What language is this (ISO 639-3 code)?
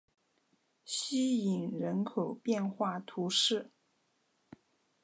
zho